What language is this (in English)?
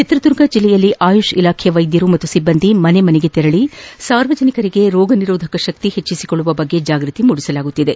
Kannada